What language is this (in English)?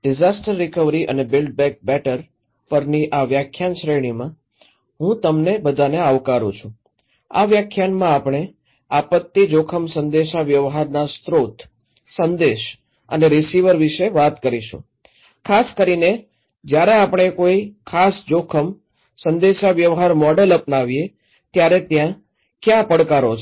Gujarati